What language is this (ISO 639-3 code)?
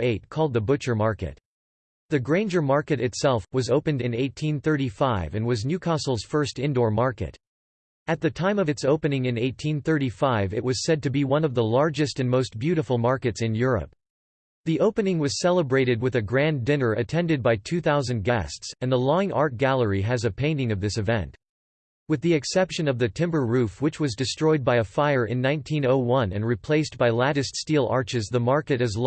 eng